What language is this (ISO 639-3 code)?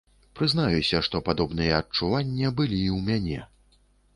bel